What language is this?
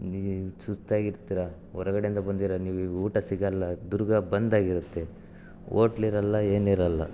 Kannada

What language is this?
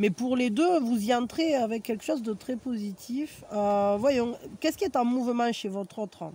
French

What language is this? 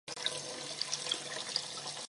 Chinese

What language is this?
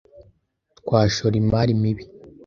Kinyarwanda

